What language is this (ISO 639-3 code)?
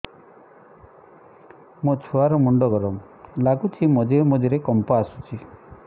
ori